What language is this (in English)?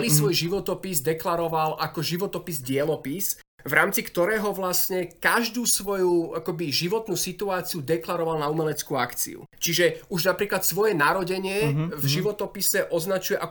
Slovak